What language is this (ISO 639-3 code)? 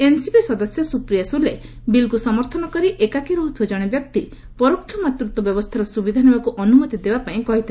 ori